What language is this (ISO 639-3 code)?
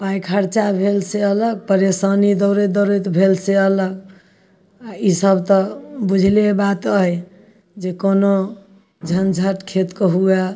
mai